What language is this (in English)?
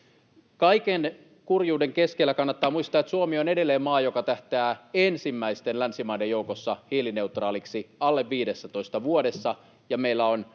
Finnish